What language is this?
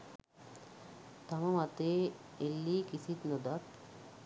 Sinhala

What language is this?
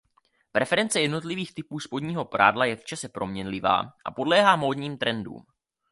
Czech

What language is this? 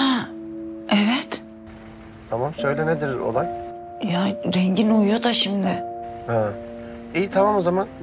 Turkish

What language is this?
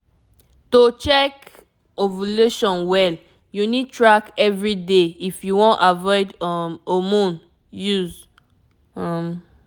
Nigerian Pidgin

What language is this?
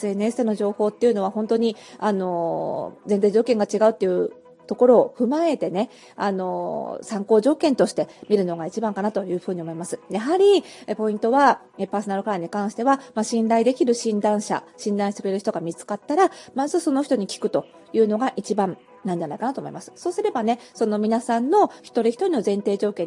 Japanese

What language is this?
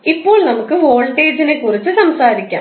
Malayalam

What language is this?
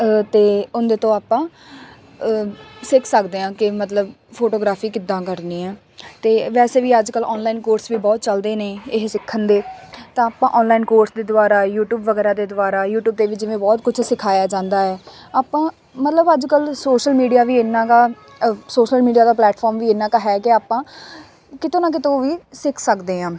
Punjabi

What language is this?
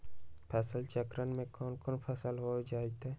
Magahi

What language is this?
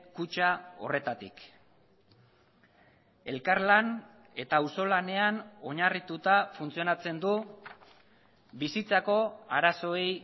Basque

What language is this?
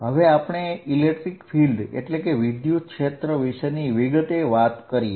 Gujarati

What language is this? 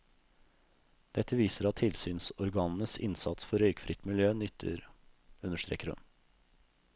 Norwegian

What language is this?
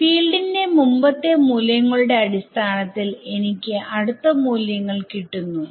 Malayalam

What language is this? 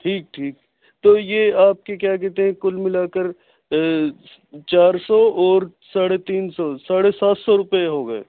Urdu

